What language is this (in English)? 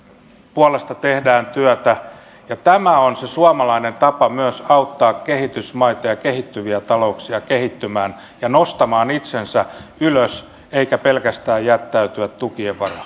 Finnish